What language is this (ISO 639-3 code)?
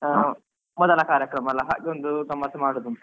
kan